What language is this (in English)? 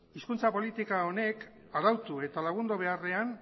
Basque